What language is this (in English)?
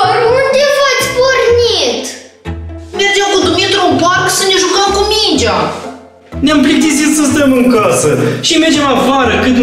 Romanian